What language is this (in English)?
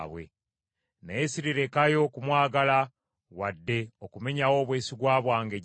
Ganda